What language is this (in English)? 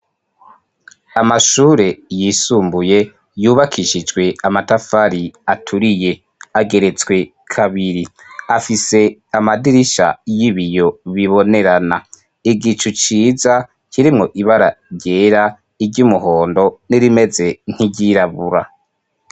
Rundi